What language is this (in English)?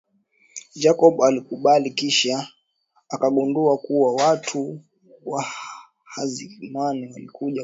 Swahili